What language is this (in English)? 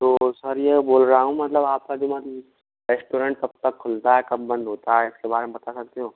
Hindi